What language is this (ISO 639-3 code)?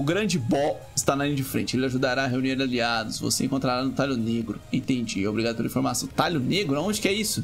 por